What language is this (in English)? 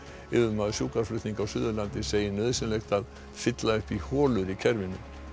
Icelandic